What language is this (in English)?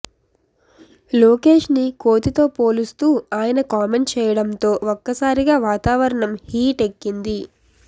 Telugu